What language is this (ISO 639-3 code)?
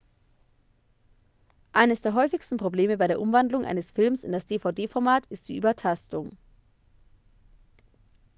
deu